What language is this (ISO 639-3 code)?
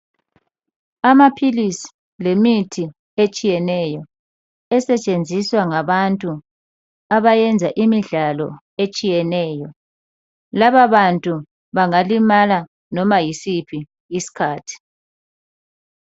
nde